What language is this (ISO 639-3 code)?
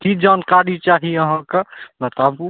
mai